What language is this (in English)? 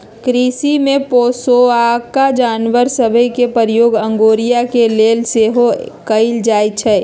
Magahi